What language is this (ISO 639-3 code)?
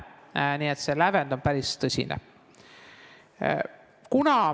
est